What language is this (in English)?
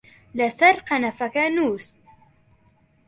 Central Kurdish